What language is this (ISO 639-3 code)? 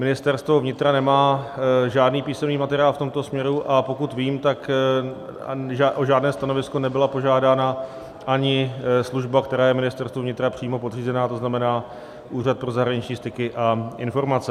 ces